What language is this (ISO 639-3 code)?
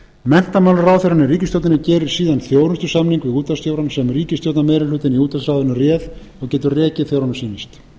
isl